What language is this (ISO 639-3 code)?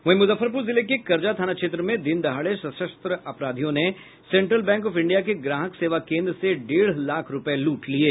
hin